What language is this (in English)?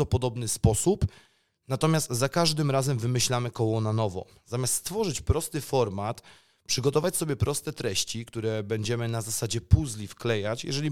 Polish